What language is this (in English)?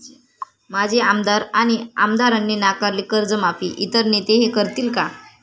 Marathi